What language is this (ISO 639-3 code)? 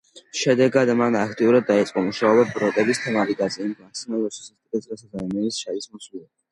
kat